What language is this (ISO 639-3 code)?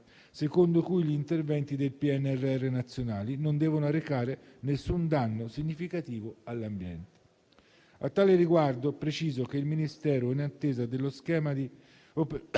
ita